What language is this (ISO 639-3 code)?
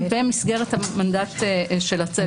heb